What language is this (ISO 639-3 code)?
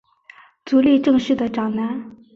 zho